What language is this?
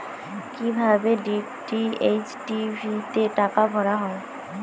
Bangla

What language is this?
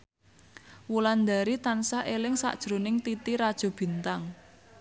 Javanese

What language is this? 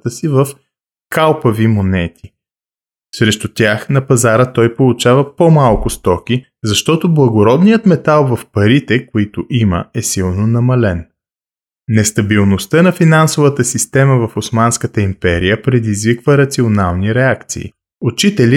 Bulgarian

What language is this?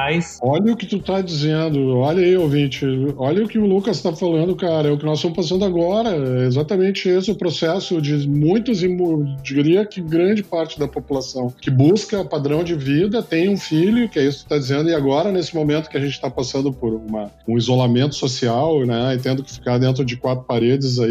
Portuguese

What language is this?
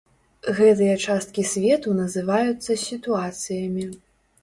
Belarusian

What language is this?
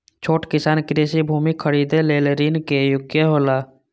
Maithili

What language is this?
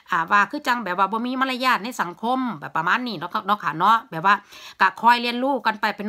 Thai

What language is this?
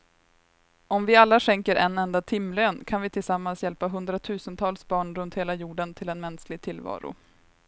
Swedish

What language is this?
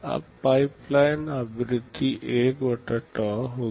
Hindi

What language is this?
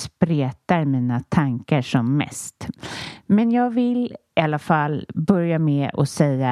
Swedish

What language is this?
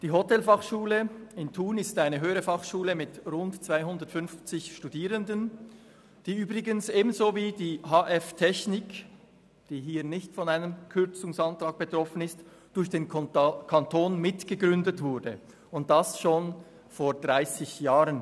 Swiss German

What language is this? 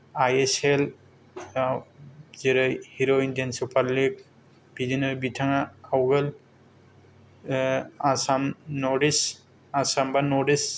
Bodo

